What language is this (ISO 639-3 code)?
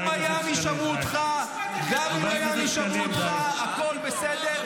heb